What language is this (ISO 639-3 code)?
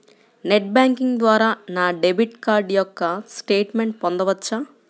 tel